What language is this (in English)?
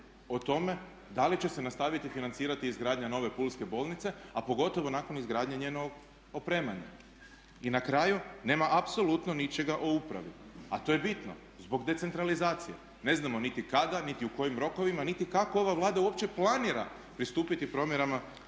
Croatian